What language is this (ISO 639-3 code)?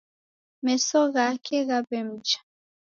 dav